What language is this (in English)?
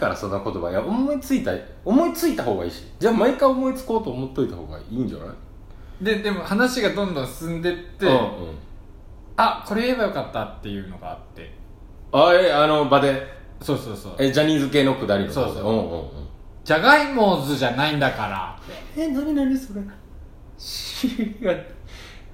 Japanese